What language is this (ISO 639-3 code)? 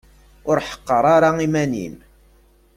kab